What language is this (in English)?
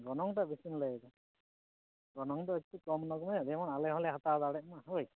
Santali